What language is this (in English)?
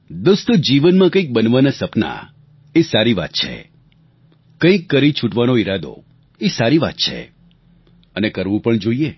Gujarati